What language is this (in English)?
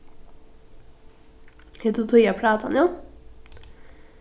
Faroese